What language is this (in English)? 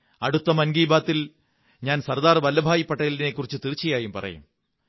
Malayalam